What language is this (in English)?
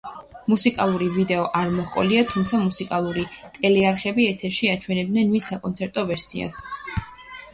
Georgian